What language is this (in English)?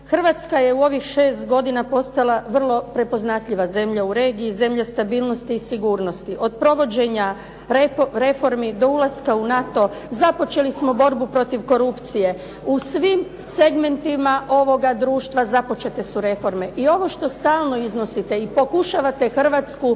Croatian